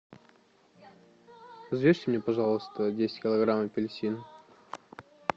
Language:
Russian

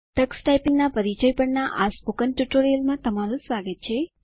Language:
Gujarati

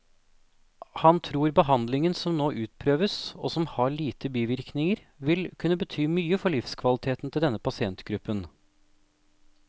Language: Norwegian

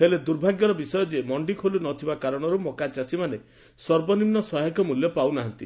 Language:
Odia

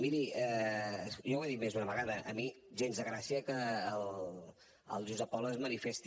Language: Catalan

